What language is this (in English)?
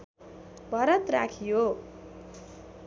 Nepali